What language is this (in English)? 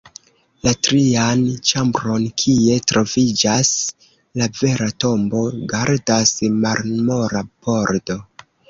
Esperanto